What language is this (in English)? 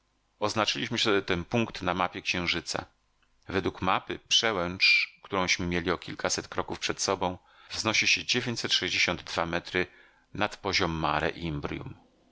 Polish